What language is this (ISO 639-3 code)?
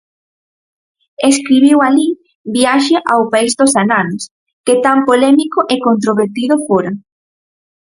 glg